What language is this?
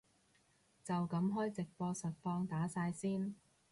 Cantonese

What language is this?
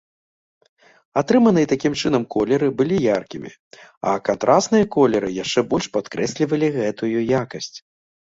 Belarusian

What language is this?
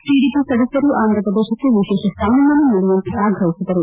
Kannada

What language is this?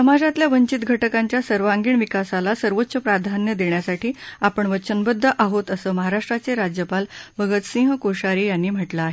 Marathi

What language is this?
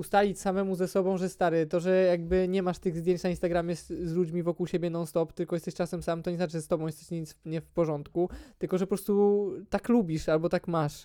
Polish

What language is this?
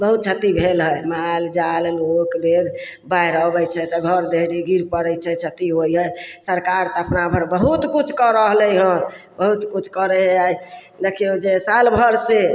Maithili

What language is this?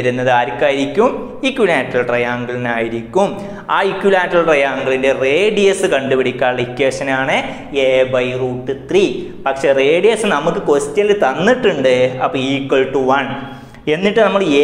Indonesian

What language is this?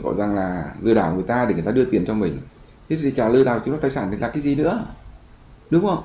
Vietnamese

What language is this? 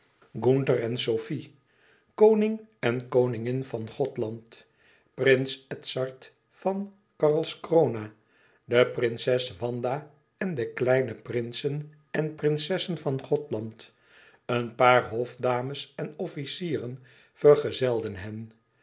Dutch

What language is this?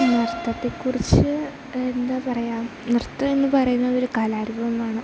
Malayalam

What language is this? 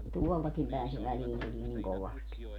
Finnish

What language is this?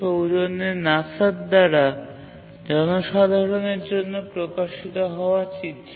Bangla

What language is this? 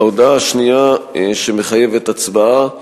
Hebrew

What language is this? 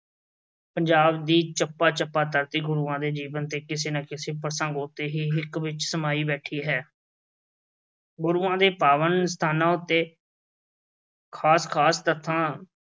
Punjabi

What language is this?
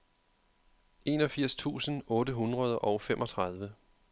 Danish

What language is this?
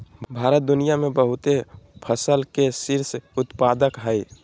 Magahi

